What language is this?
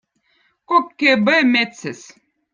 Votic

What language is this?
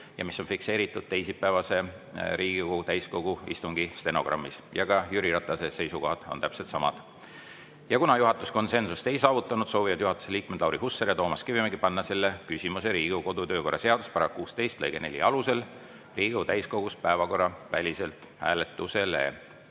Estonian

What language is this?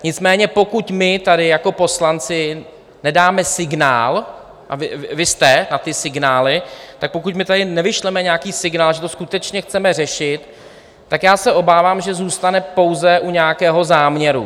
Czech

